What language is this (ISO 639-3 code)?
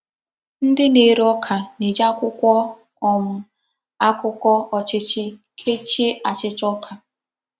ibo